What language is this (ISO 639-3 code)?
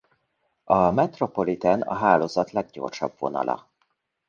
hun